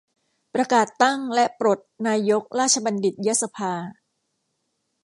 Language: Thai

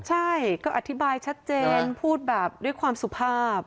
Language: Thai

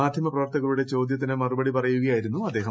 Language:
Malayalam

